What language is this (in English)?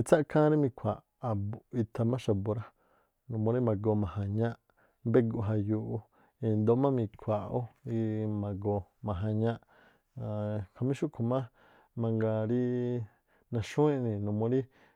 Tlacoapa Me'phaa